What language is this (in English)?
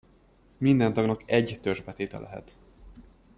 Hungarian